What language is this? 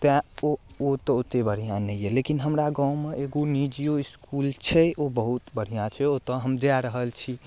Maithili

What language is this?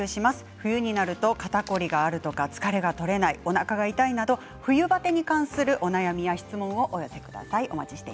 Japanese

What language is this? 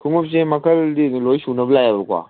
Manipuri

